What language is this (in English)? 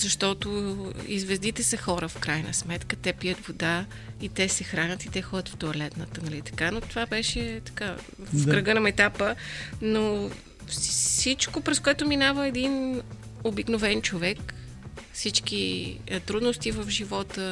Bulgarian